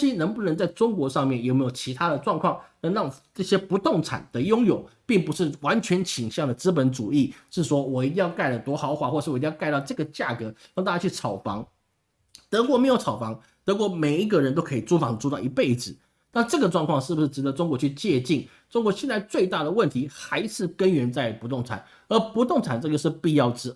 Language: Chinese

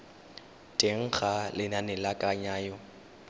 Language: Tswana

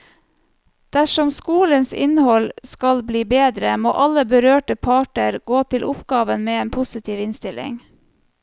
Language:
Norwegian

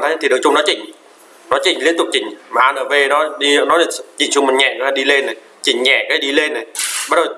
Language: Vietnamese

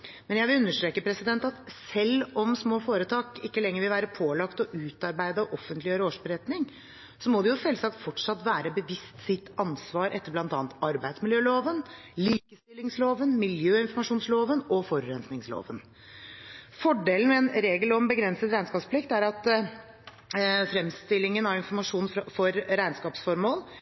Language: Norwegian Bokmål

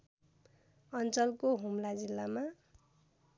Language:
Nepali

